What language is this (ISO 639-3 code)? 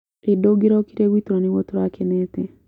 kik